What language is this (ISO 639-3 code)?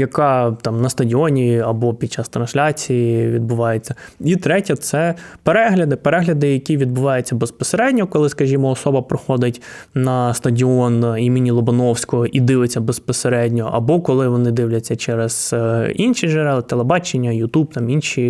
ukr